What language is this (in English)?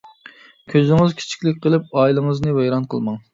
Uyghur